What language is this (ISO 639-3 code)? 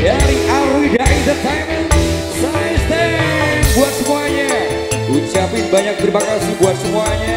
ind